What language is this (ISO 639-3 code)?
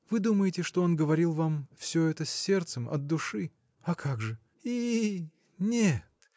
rus